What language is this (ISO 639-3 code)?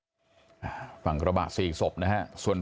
tha